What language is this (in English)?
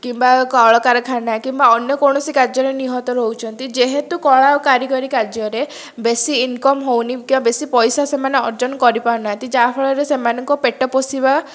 Odia